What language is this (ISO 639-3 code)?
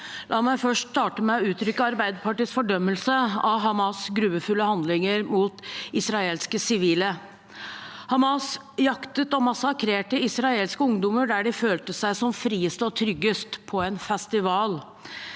nor